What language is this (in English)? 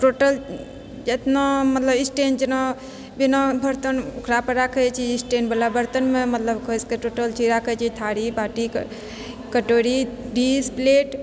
Maithili